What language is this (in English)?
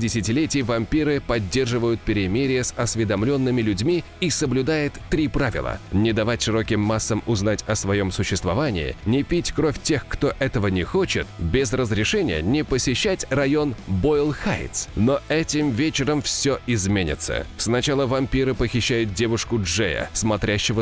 Russian